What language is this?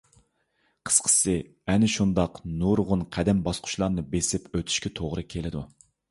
Uyghur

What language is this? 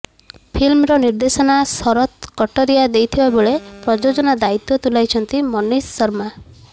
Odia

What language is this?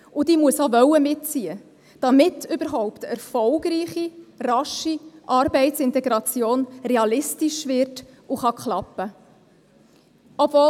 Swiss German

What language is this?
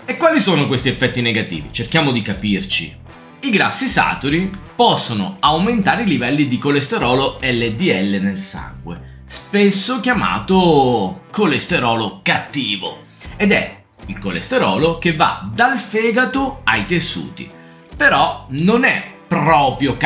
Italian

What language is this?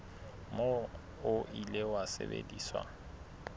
Southern Sotho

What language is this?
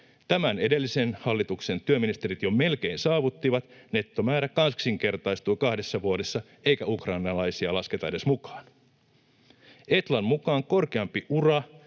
Finnish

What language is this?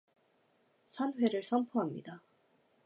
Korean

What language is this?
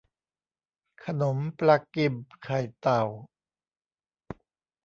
Thai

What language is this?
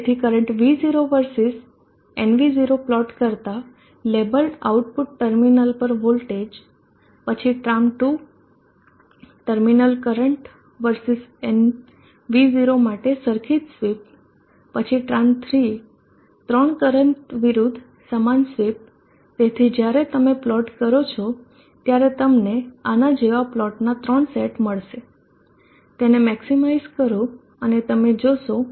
Gujarati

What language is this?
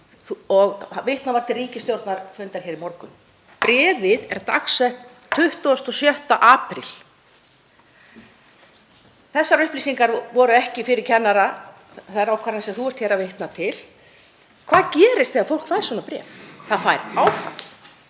Icelandic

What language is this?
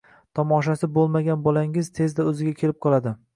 Uzbek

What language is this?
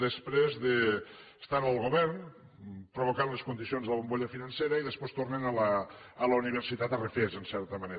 Catalan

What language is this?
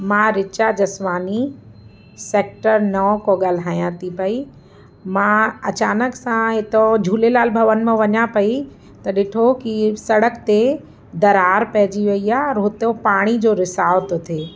Sindhi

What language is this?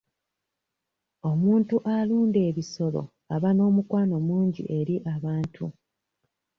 Ganda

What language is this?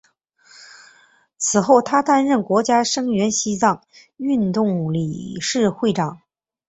Chinese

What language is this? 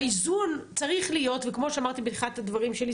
Hebrew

